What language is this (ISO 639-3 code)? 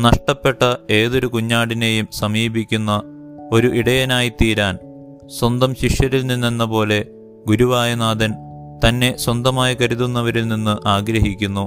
mal